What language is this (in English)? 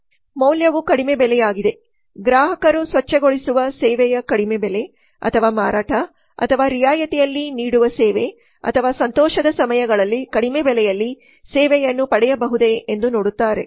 Kannada